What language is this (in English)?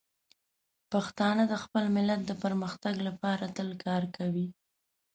Pashto